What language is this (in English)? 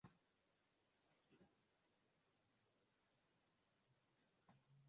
Swahili